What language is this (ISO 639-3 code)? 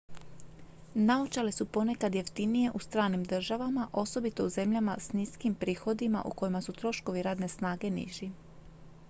hrv